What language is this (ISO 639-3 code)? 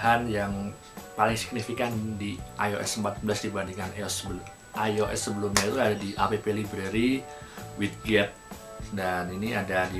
ind